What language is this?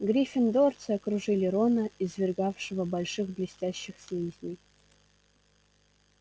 Russian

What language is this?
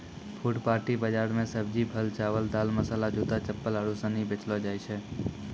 Maithili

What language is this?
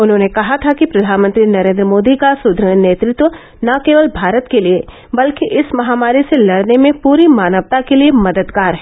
Hindi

